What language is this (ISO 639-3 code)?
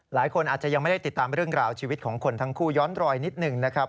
tha